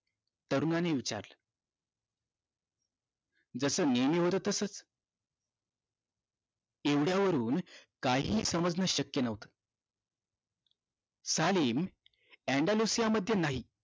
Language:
Marathi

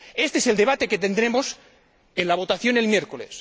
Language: Spanish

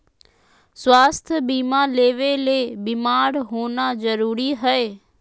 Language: Magahi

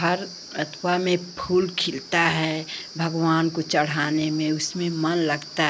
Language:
Hindi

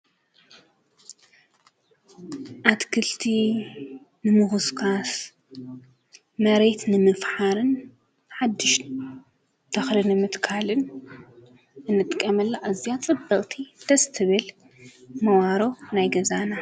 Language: Tigrinya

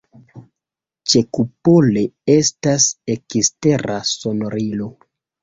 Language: Esperanto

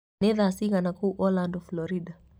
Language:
Kikuyu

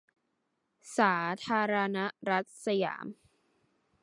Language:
Thai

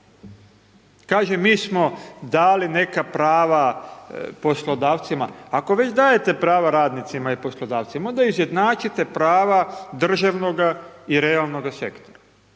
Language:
Croatian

